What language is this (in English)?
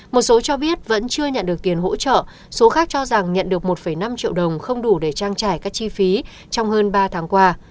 Vietnamese